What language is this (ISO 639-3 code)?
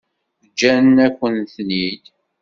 kab